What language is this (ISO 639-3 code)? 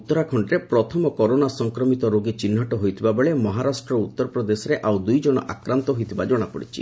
ori